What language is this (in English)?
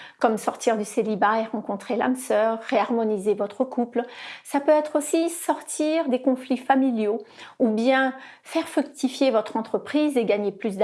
French